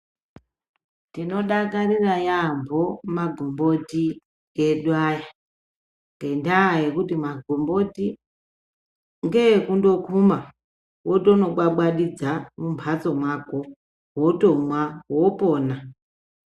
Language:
Ndau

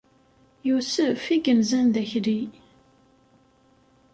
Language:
Kabyle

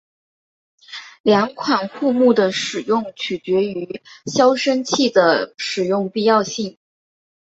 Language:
Chinese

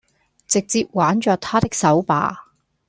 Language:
Cantonese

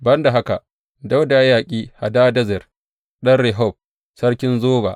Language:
Hausa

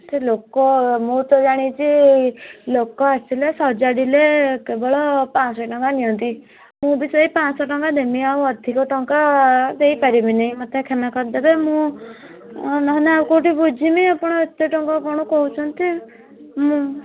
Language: Odia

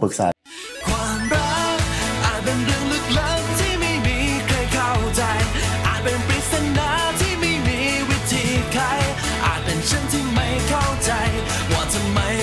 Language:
Thai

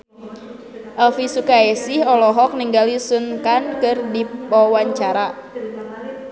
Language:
Sundanese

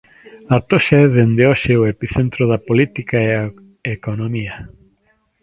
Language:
Galician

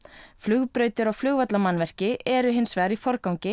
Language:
Icelandic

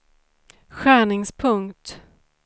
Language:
Swedish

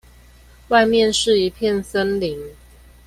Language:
Chinese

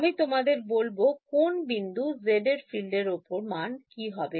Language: Bangla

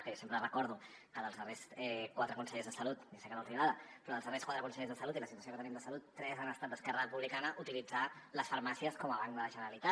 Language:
Catalan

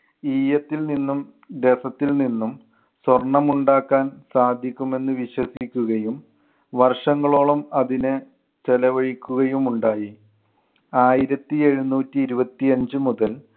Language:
Malayalam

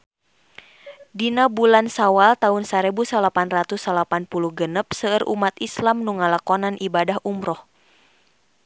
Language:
Sundanese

